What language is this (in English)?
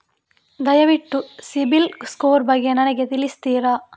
Kannada